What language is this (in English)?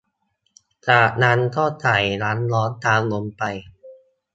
Thai